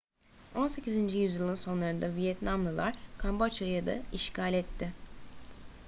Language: Turkish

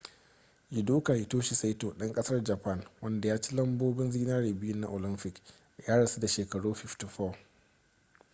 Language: Hausa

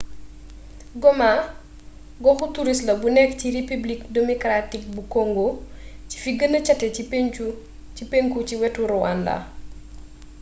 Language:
Wolof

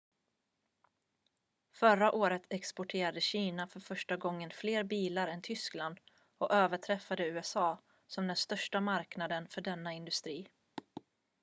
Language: Swedish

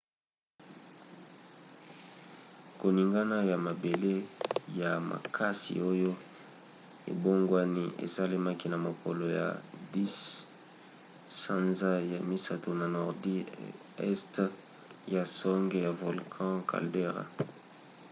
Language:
Lingala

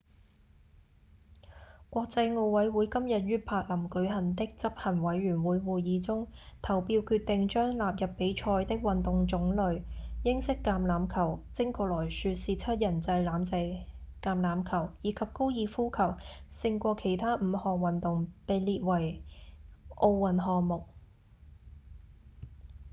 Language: Cantonese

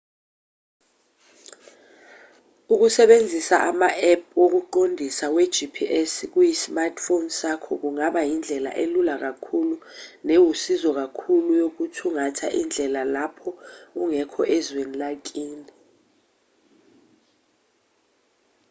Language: Zulu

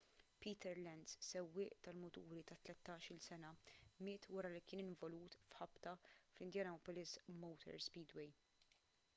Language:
Maltese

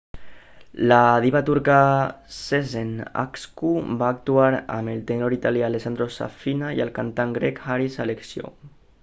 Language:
Catalan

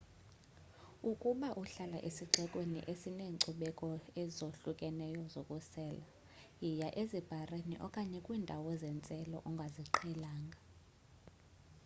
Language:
Xhosa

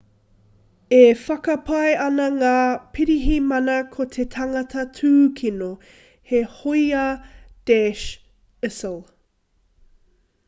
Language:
Māori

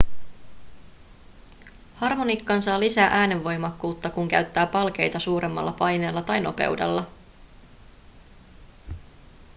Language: Finnish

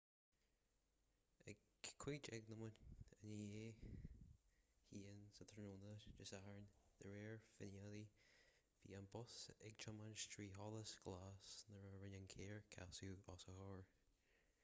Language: Irish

